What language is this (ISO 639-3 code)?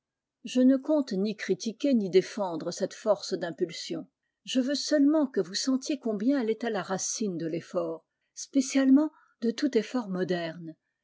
fra